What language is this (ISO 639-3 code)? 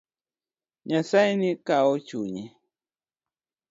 luo